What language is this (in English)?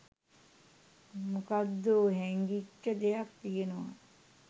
Sinhala